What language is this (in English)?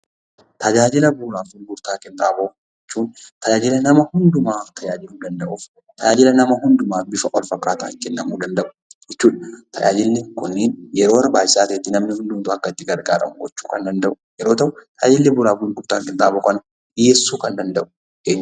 Oromo